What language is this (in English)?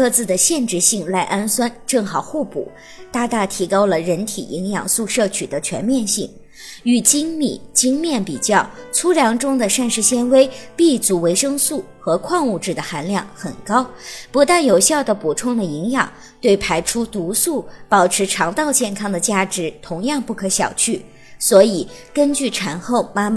Chinese